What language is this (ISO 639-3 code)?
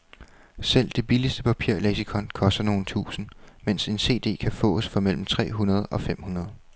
dan